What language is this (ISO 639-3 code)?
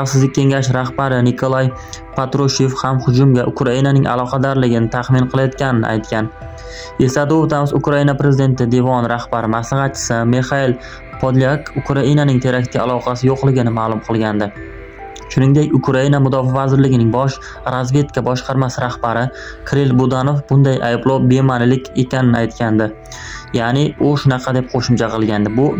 tur